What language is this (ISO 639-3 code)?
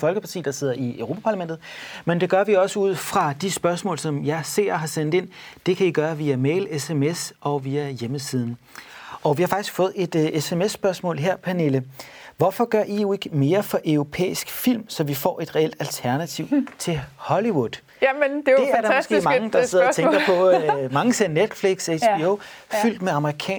dan